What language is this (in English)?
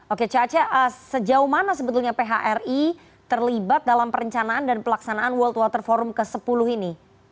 Indonesian